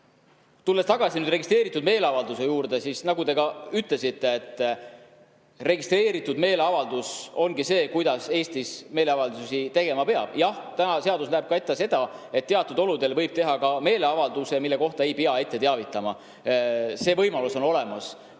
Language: Estonian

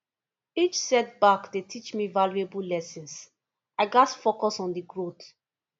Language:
Nigerian Pidgin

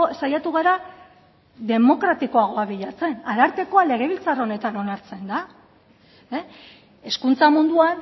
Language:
Basque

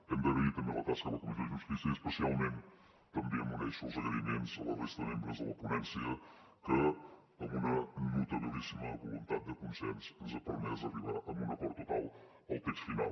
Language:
Catalan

